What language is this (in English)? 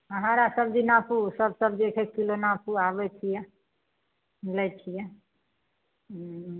Maithili